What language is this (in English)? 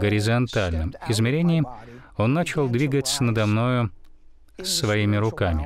Russian